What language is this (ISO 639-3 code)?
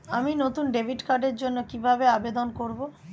ben